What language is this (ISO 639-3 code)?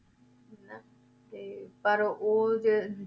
pan